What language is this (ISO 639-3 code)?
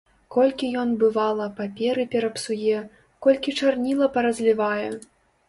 bel